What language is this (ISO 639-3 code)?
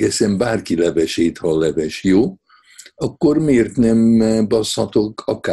hun